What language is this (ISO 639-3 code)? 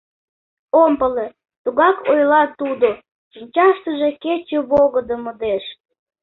chm